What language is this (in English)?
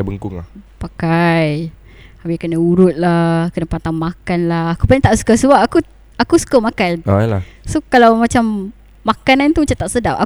Malay